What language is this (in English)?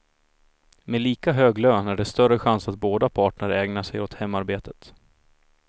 Swedish